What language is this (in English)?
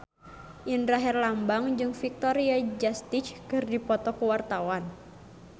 Sundanese